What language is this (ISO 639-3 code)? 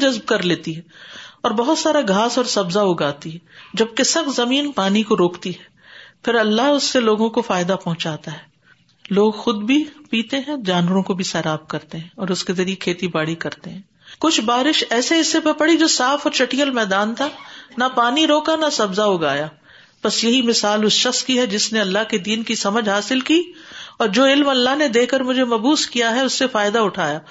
urd